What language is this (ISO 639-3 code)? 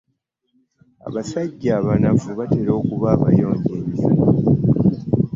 lug